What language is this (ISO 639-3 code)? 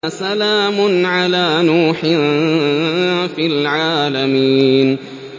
ara